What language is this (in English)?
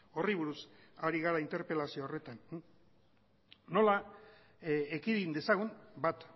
Basque